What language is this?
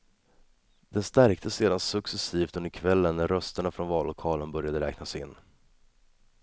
Swedish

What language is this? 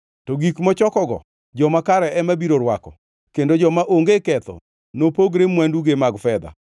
Luo (Kenya and Tanzania)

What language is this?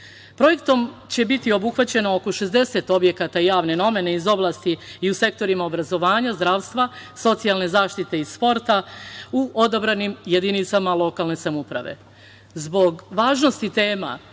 Serbian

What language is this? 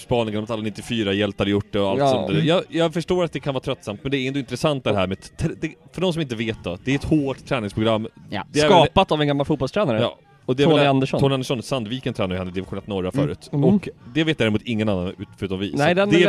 Swedish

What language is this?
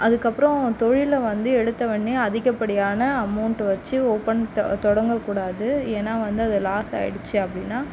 Tamil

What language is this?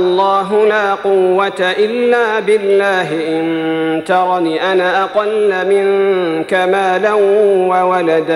Arabic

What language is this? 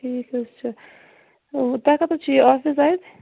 Kashmiri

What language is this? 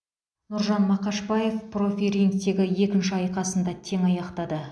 Kazakh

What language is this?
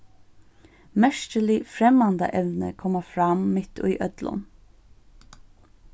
Faroese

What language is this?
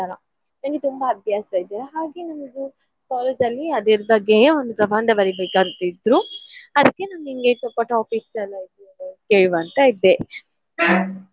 Kannada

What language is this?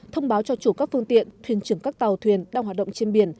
Vietnamese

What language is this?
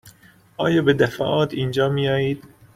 Persian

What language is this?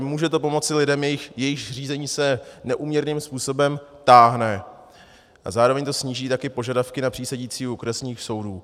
Czech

